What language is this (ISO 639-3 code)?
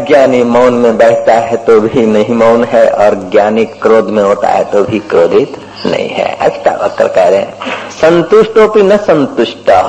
hin